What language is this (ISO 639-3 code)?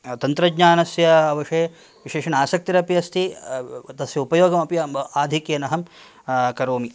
san